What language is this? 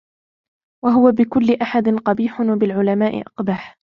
Arabic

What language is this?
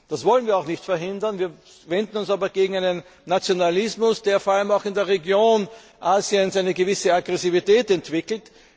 German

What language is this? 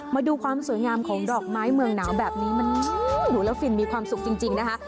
Thai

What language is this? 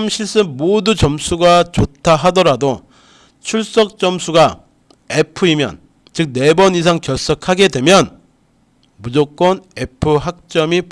Korean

